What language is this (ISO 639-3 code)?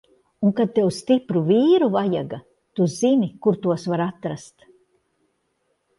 lav